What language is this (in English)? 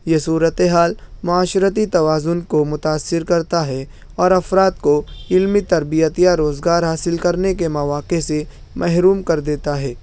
Urdu